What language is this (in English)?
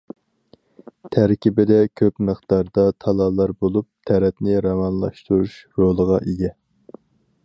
Uyghur